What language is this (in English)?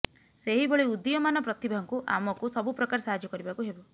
Odia